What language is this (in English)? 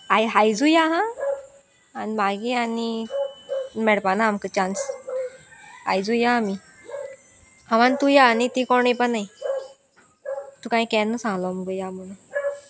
Konkani